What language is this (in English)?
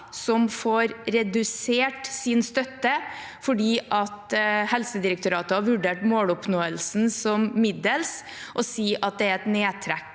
Norwegian